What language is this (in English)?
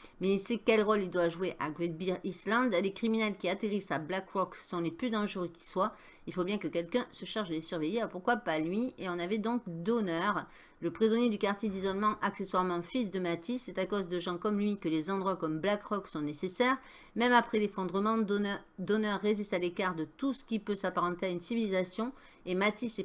French